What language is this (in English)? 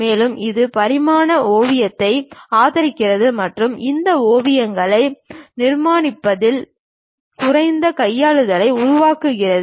Tamil